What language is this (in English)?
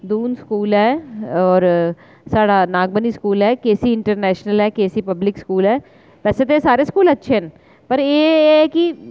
Dogri